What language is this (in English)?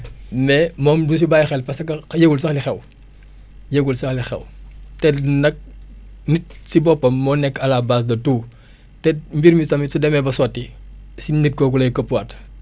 Wolof